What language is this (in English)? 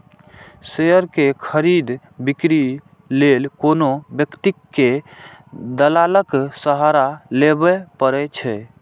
Maithili